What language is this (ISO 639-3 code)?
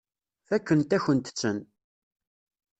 kab